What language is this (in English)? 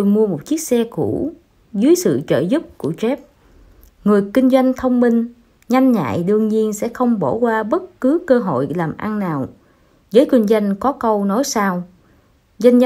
Vietnamese